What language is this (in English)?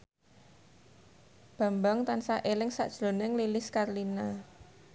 Javanese